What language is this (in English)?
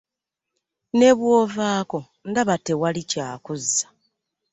Ganda